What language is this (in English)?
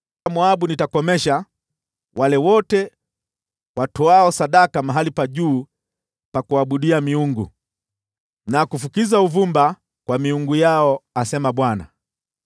Swahili